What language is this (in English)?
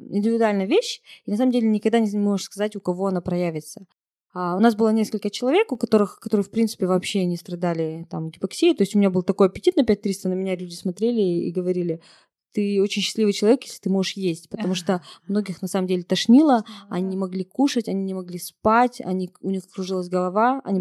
Russian